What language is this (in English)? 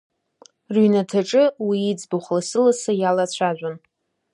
Abkhazian